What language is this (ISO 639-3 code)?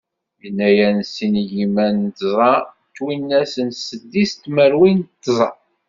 kab